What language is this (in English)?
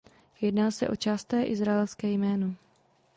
Czech